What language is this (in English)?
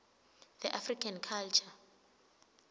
Swati